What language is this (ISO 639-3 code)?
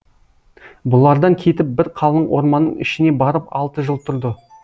kaz